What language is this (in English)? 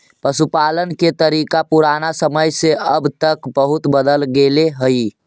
Magahi